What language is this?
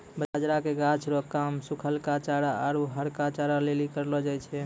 Maithili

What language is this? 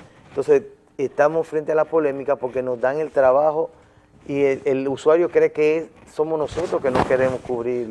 Spanish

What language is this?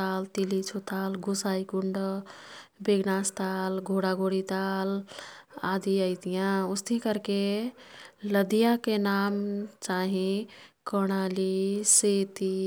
Kathoriya Tharu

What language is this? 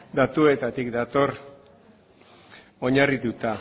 Basque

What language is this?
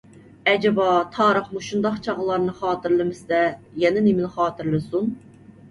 Uyghur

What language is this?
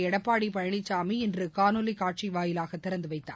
Tamil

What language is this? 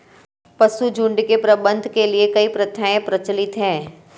Hindi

